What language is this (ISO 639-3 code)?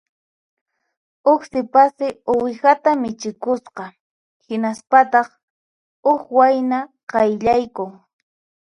qxp